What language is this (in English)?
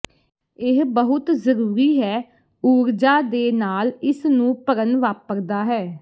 Punjabi